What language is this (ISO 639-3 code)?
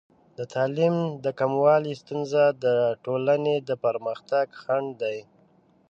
pus